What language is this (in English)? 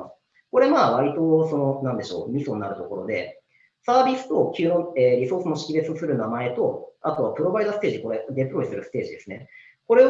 Japanese